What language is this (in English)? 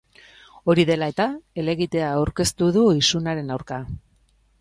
Basque